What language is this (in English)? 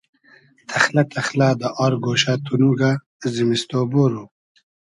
Hazaragi